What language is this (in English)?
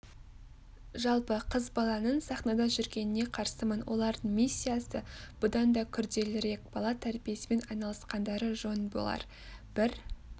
Kazakh